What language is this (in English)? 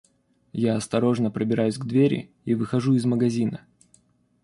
Russian